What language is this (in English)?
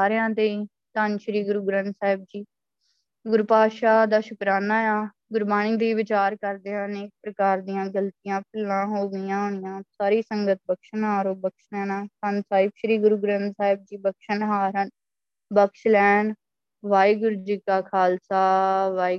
Punjabi